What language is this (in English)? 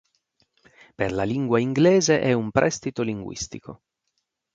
Italian